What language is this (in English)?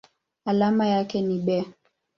Swahili